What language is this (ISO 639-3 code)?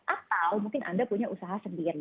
ind